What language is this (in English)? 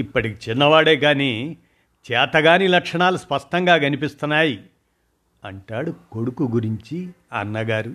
Telugu